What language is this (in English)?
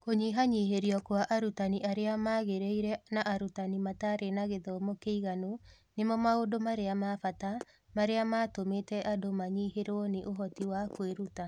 Kikuyu